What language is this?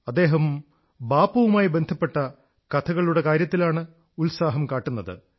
Malayalam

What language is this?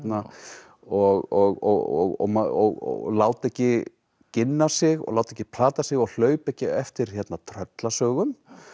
Icelandic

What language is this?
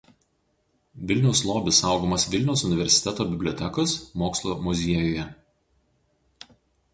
Lithuanian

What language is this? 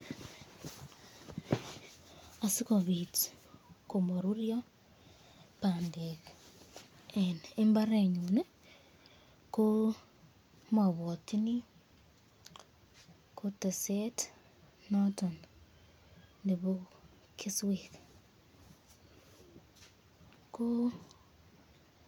Kalenjin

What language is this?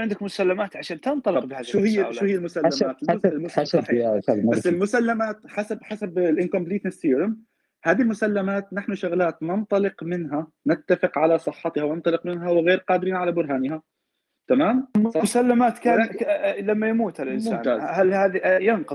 Arabic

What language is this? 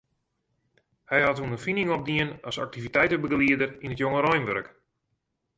Western Frisian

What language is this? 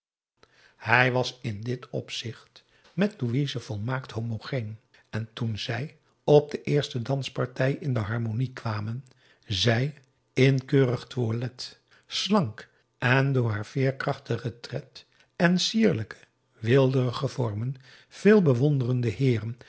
Dutch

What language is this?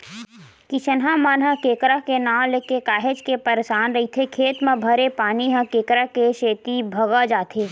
Chhattisgarhi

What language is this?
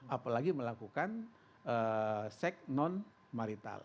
Indonesian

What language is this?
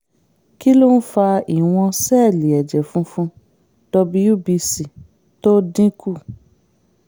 Yoruba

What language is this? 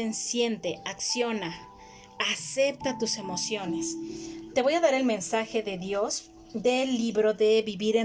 Spanish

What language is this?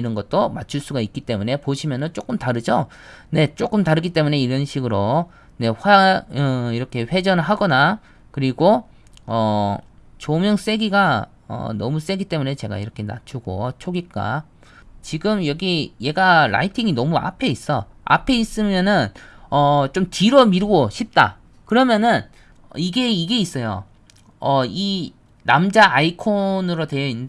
Korean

